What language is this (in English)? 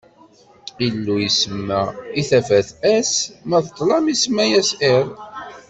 Kabyle